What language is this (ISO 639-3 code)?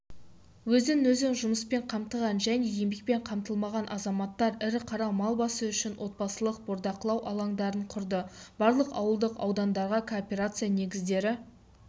kaz